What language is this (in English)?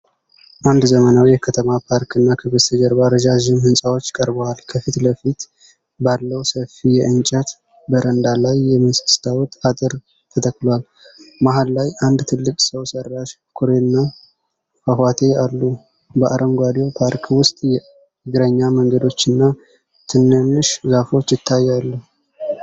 Amharic